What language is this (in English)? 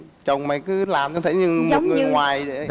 Vietnamese